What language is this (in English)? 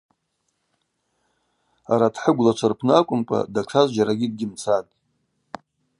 Abaza